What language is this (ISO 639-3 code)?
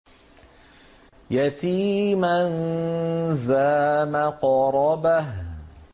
ara